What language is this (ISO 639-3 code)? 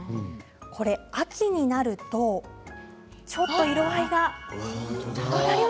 jpn